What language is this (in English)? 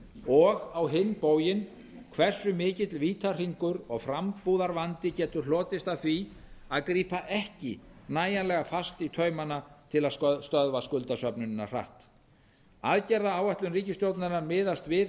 Icelandic